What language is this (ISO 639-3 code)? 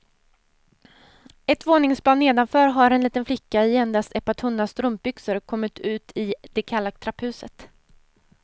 swe